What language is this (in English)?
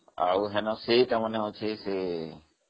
Odia